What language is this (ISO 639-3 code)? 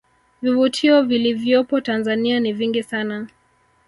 swa